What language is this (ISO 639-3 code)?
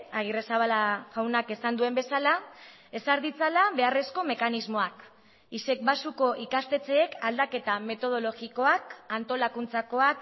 eus